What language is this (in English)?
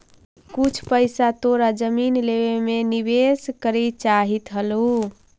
Magahi